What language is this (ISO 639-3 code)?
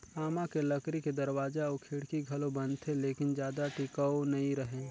hne